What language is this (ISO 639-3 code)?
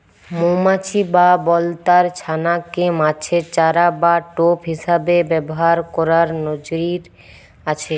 ben